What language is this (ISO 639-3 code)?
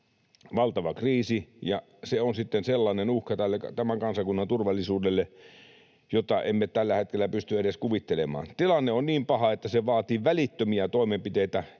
fin